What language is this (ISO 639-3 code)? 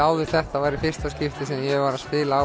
isl